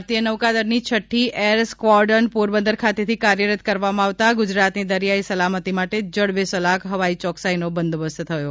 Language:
Gujarati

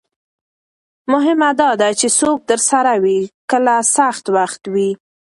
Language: Pashto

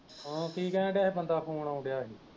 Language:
Punjabi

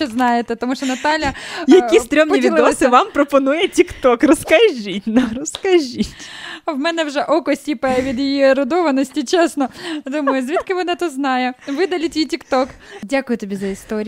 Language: Ukrainian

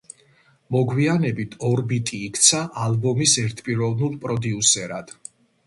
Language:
Georgian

